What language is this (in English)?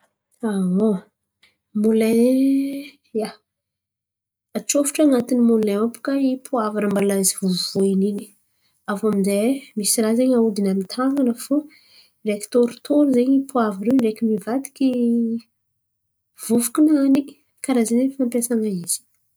Antankarana Malagasy